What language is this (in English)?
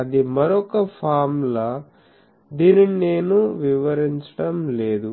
Telugu